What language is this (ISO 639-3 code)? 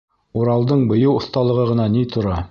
bak